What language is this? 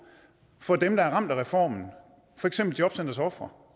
Danish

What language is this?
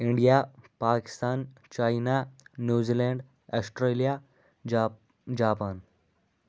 Kashmiri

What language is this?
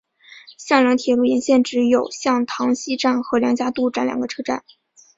Chinese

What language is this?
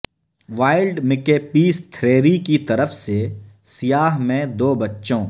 Urdu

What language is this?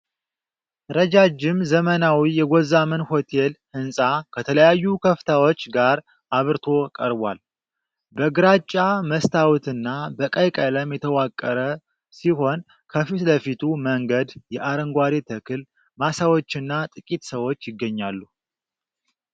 Amharic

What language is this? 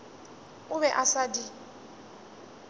Northern Sotho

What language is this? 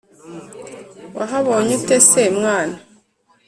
Kinyarwanda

